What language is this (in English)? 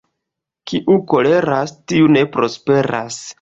Esperanto